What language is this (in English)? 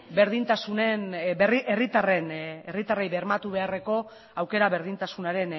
Basque